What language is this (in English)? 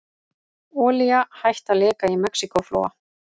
Icelandic